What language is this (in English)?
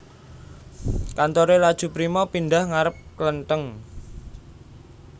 Javanese